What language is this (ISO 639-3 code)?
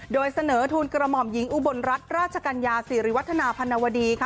tha